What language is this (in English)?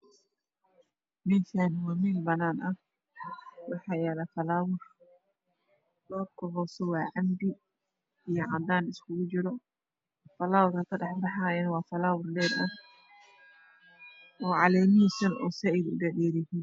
Somali